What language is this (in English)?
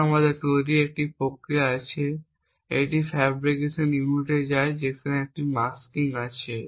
Bangla